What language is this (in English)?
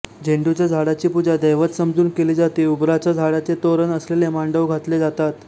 Marathi